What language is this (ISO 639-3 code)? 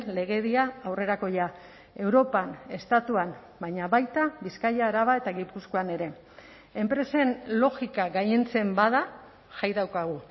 eus